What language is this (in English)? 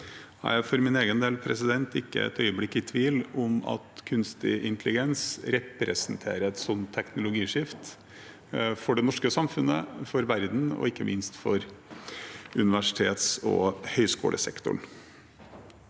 Norwegian